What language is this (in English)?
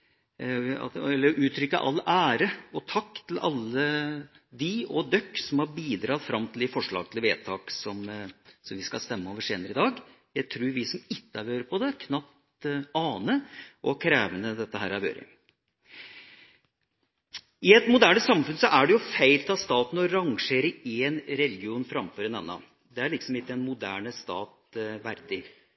Norwegian Bokmål